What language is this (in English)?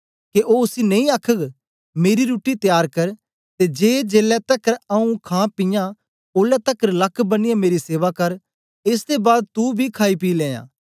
Dogri